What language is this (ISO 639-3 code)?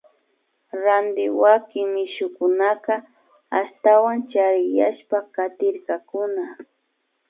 qvi